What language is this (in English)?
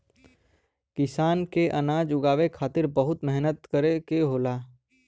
Bhojpuri